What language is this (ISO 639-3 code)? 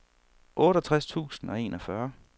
dan